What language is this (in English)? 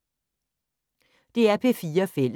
Danish